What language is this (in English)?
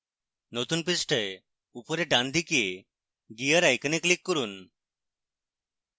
Bangla